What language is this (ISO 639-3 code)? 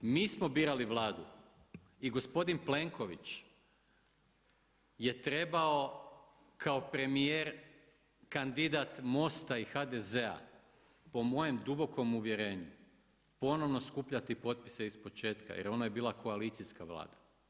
hrv